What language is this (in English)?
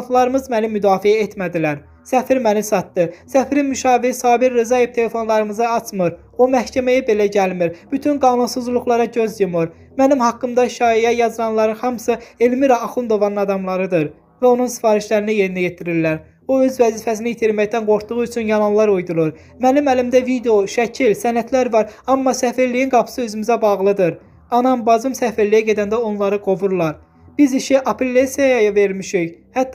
Turkish